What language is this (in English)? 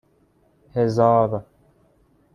Persian